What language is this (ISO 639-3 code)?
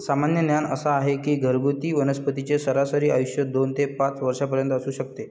mar